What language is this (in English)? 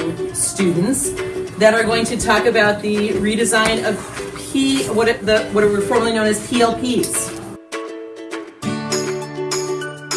English